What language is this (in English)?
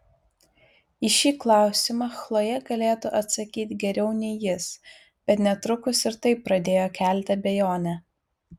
Lithuanian